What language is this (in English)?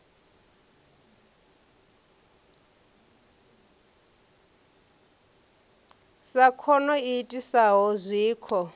Venda